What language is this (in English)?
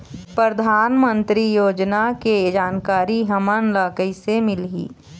Chhattisgarhi